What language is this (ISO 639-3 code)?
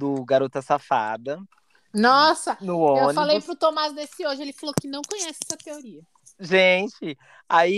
por